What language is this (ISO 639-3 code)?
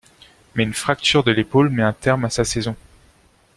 fra